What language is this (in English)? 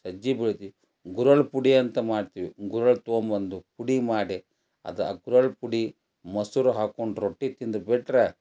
Kannada